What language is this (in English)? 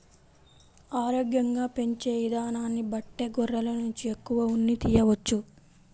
Telugu